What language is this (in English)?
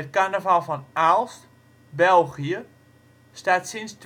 Dutch